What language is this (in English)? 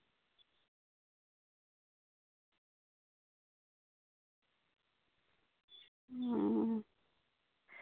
Santali